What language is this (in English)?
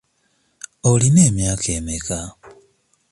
Ganda